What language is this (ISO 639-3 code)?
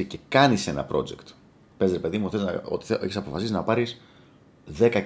ell